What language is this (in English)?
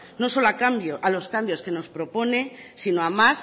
Spanish